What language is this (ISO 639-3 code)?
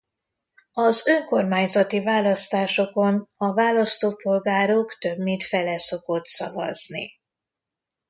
hun